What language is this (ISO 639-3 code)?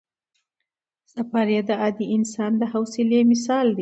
pus